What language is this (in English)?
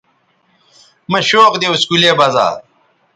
Bateri